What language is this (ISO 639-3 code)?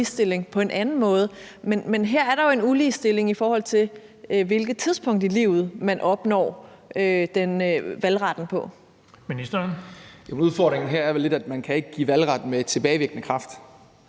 dan